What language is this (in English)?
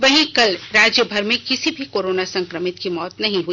Hindi